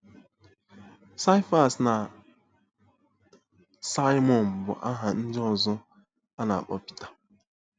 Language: Igbo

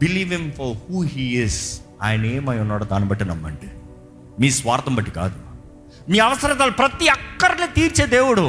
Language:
Telugu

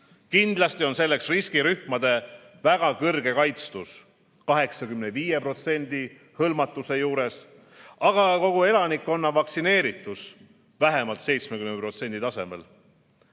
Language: Estonian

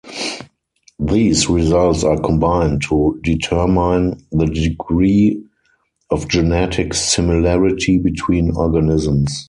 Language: English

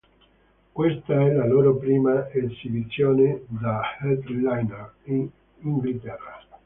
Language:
Italian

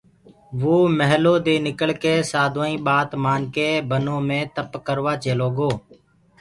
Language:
Gurgula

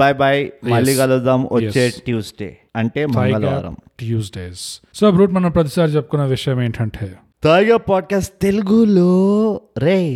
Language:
Telugu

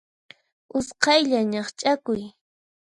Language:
Puno Quechua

